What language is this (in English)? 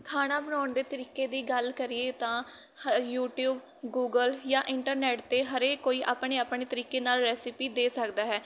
Punjabi